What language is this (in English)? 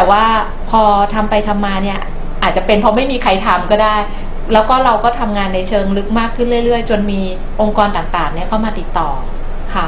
Thai